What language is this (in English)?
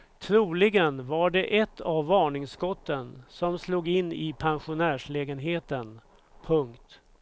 Swedish